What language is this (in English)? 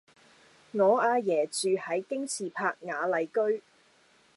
Cantonese